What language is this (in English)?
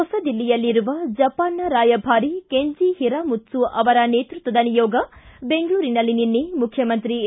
Kannada